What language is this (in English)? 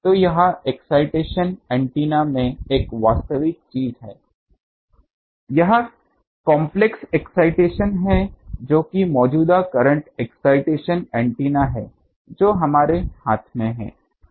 Hindi